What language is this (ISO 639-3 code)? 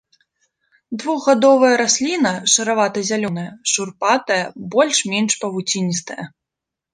bel